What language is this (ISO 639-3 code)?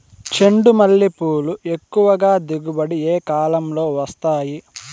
tel